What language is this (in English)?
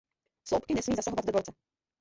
Czech